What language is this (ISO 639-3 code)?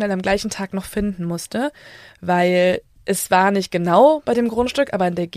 deu